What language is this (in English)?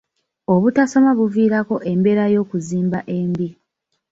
Ganda